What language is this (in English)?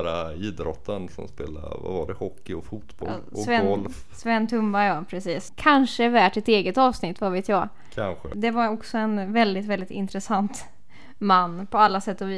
Swedish